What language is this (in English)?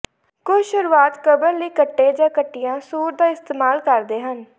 Punjabi